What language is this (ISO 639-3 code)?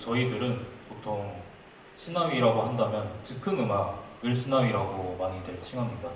kor